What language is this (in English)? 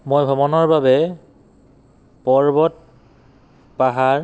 Assamese